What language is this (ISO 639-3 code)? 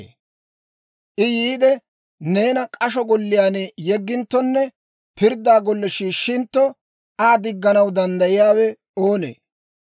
dwr